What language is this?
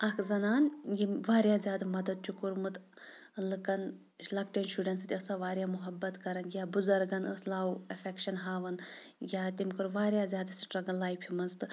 Kashmiri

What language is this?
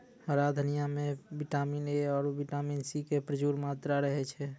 Maithili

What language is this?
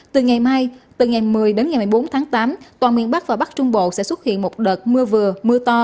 Vietnamese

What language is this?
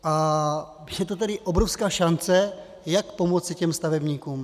Czech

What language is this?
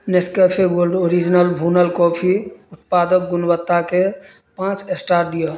Maithili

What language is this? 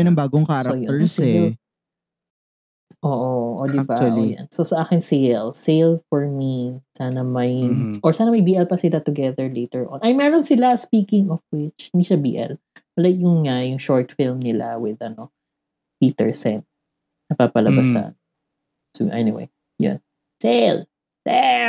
Filipino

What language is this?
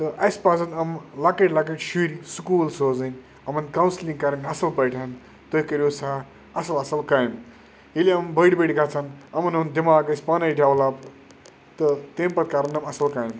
Kashmiri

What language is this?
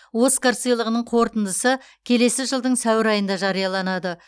Kazakh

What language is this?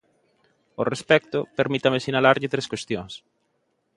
Galician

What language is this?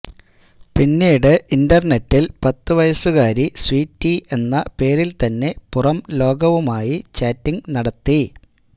Malayalam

